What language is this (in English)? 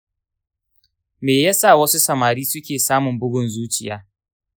Hausa